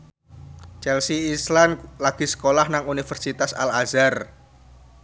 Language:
Javanese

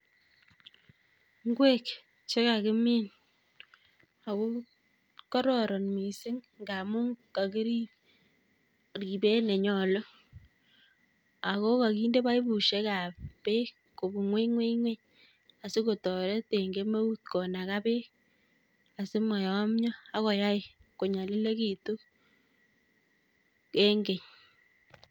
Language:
Kalenjin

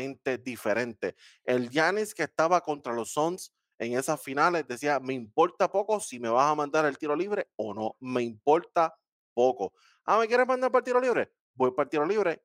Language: Spanish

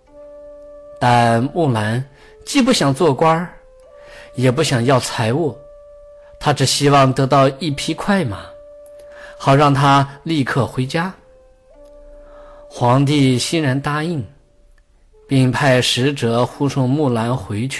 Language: Chinese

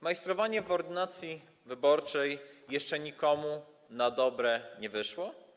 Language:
Polish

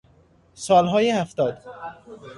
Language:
Persian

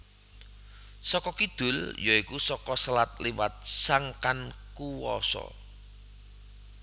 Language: Javanese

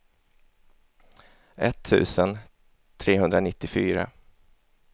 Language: Swedish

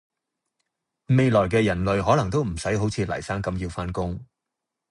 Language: Cantonese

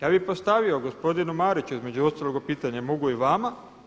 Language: Croatian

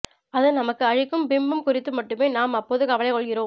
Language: Tamil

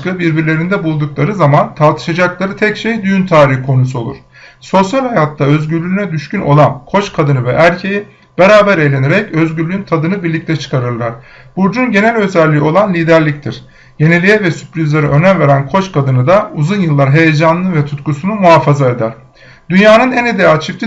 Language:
Turkish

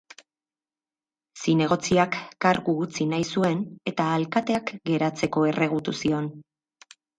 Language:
Basque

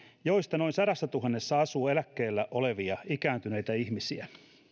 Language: Finnish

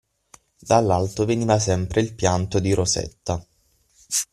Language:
Italian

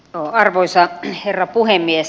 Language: Finnish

